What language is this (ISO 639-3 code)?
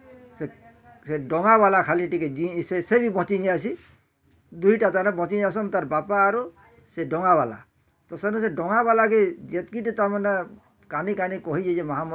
ori